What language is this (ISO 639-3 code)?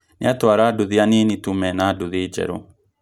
kik